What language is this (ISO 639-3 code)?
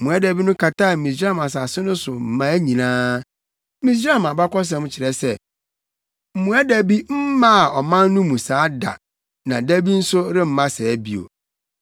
aka